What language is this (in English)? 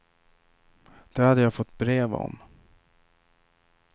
Swedish